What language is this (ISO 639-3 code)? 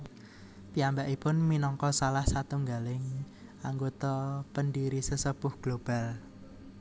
jav